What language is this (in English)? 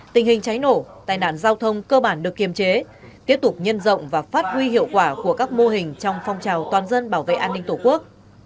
Vietnamese